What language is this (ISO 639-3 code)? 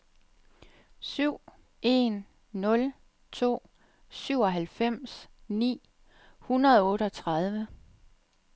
dan